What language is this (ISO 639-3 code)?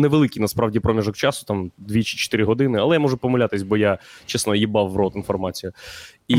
ukr